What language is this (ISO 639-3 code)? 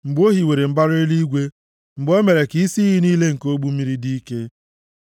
ibo